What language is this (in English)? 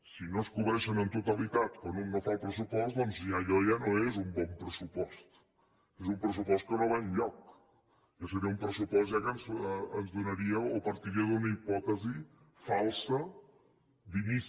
Catalan